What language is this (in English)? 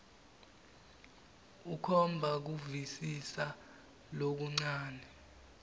Swati